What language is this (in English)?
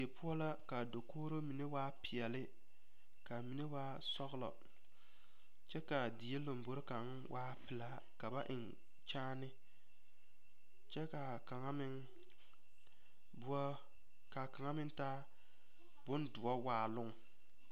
Southern Dagaare